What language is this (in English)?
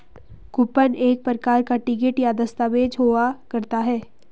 Hindi